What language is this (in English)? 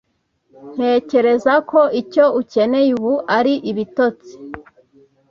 Kinyarwanda